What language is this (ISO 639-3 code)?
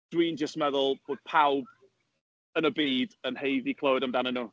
cym